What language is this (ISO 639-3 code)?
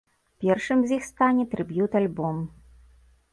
bel